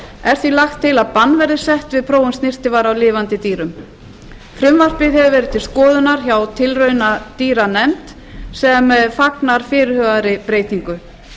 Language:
Icelandic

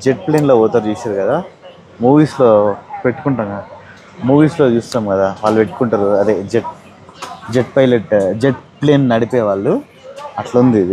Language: Telugu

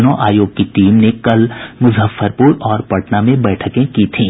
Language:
Hindi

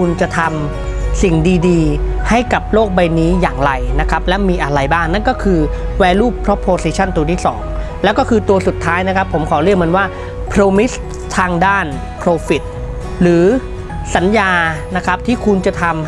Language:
Thai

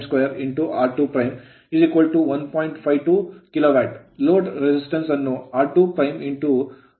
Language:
Kannada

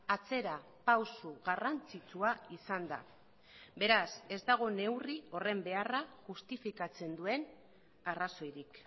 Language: Basque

